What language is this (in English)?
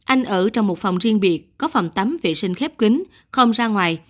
Vietnamese